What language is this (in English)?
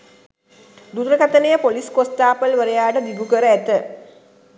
Sinhala